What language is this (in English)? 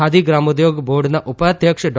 Gujarati